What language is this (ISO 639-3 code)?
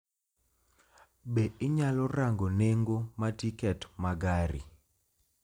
luo